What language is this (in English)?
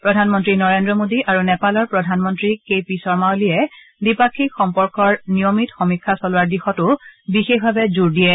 Assamese